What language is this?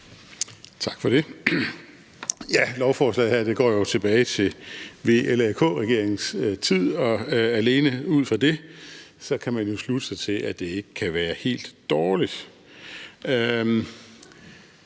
Danish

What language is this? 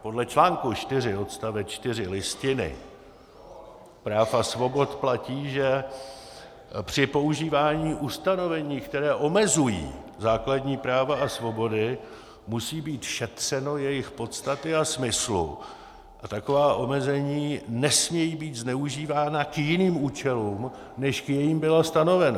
Czech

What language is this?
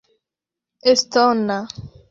Esperanto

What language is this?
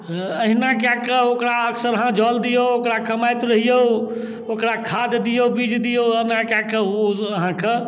Maithili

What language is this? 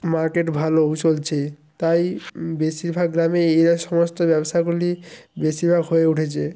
Bangla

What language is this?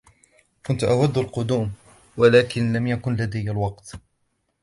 Arabic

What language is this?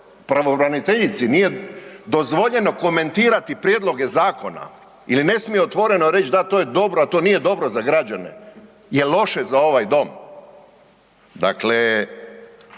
Croatian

